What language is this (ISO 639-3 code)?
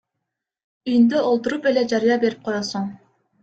kir